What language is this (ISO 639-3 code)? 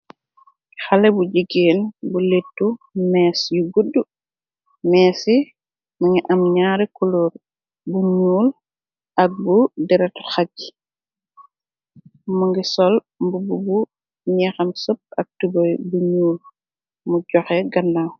wol